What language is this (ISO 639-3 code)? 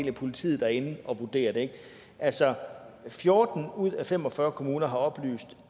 dan